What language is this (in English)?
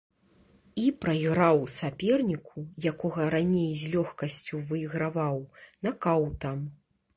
Belarusian